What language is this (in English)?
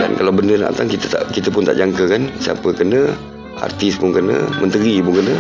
Malay